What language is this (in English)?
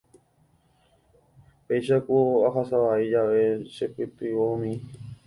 Guarani